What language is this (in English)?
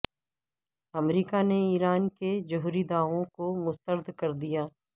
Urdu